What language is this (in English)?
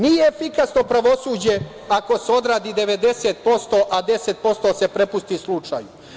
Serbian